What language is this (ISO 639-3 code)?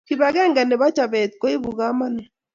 kln